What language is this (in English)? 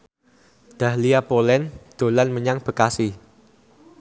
Javanese